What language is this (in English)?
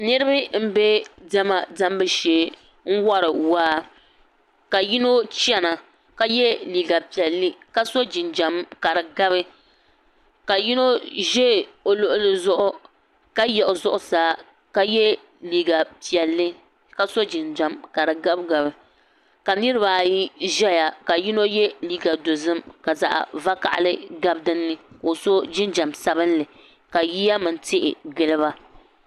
Dagbani